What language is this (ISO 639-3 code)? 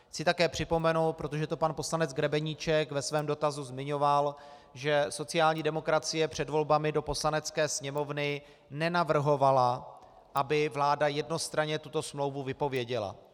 ces